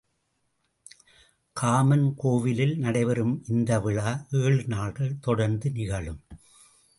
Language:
Tamil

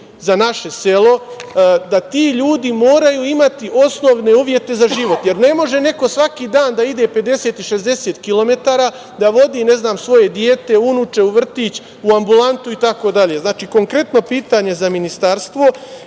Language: Serbian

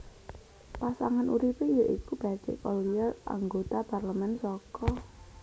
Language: Javanese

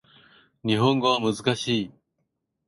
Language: Japanese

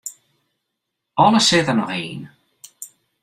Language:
Western Frisian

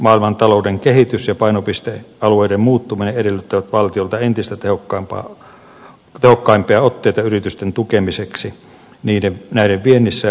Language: Finnish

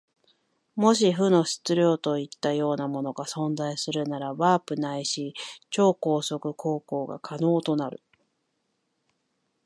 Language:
Japanese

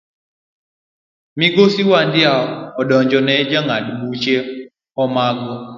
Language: Luo (Kenya and Tanzania)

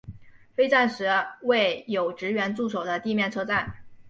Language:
Chinese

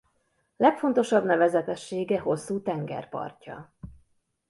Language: Hungarian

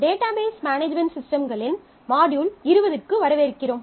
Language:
Tamil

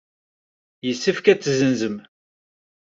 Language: Kabyle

